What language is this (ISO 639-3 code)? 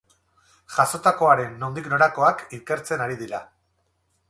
eus